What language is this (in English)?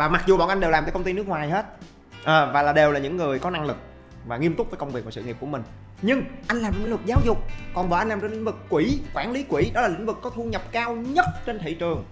Vietnamese